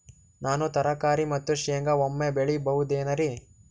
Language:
Kannada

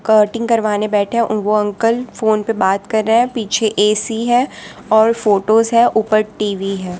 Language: Hindi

